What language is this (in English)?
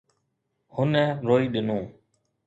Sindhi